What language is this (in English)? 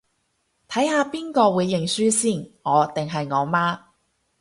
Cantonese